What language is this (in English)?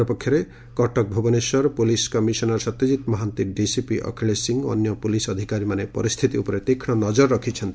Odia